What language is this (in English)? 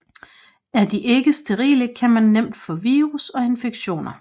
Danish